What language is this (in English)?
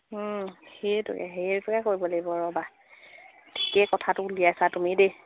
Assamese